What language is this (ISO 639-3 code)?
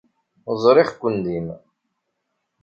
kab